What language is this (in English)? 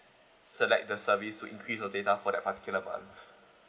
English